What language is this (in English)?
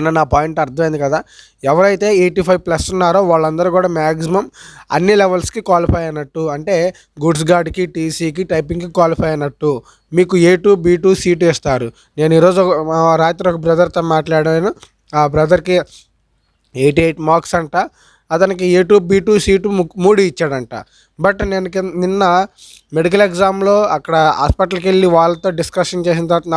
English